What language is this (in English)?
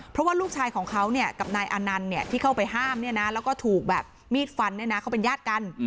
Thai